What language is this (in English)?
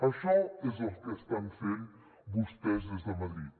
Catalan